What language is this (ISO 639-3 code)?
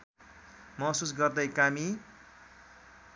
nep